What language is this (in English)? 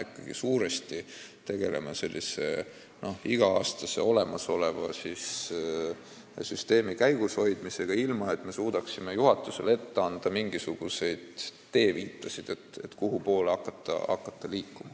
Estonian